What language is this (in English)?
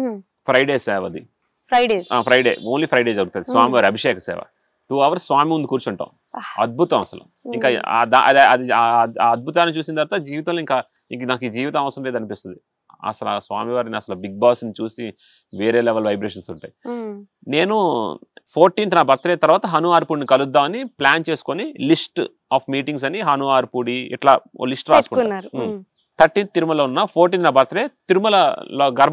Telugu